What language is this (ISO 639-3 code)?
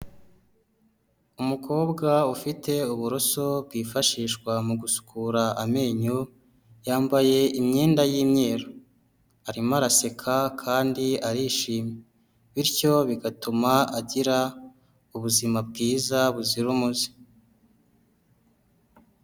kin